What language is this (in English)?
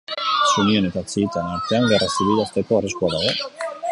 Basque